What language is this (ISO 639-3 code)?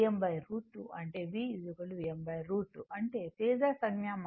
tel